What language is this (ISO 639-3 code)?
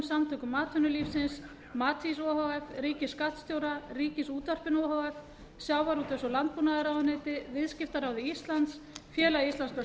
isl